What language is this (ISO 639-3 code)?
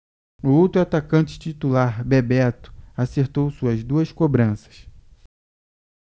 por